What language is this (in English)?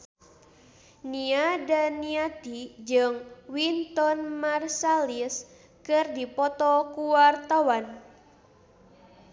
Sundanese